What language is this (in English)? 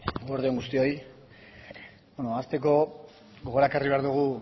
Basque